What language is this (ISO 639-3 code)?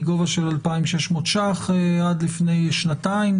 heb